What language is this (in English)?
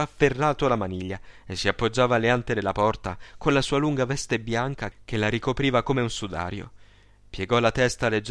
Italian